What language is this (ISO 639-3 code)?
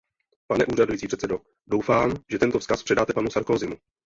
ces